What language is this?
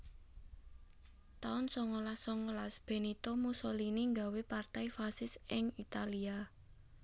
Javanese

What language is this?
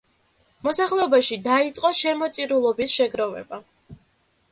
Georgian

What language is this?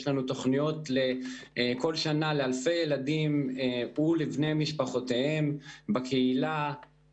Hebrew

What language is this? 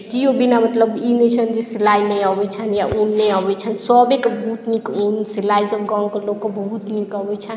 Maithili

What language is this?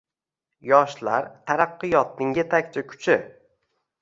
Uzbek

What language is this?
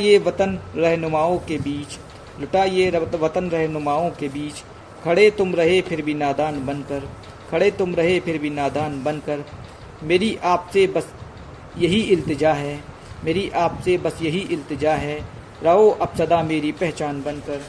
Hindi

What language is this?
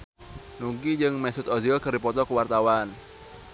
Sundanese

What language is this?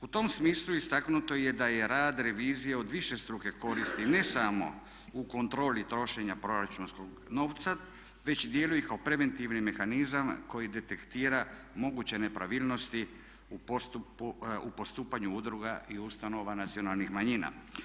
Croatian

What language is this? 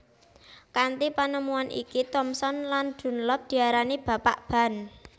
Javanese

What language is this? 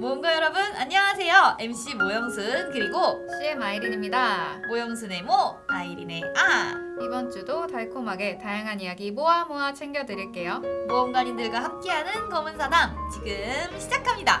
Korean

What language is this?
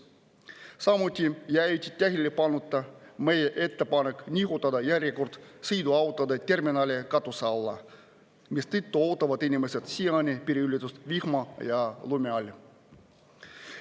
Estonian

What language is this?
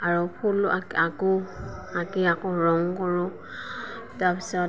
Assamese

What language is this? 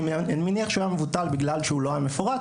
Hebrew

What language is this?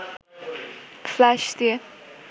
Bangla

